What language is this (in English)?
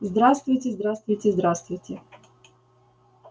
Russian